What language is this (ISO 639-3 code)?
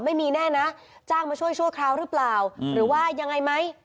tha